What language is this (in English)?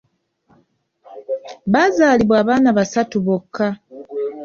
Ganda